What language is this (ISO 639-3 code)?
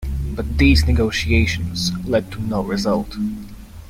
eng